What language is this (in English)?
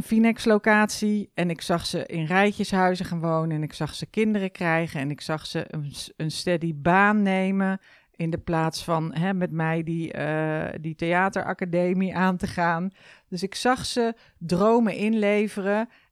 Dutch